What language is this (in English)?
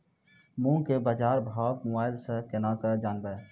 Maithili